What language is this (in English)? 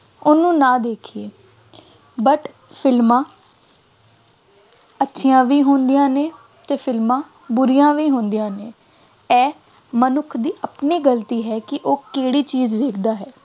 Punjabi